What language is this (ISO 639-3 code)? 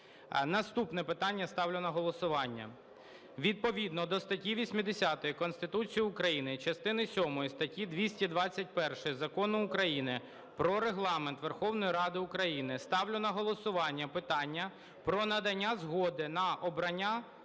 ukr